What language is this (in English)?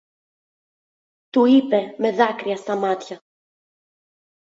Greek